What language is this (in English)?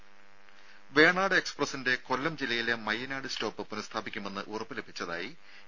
Malayalam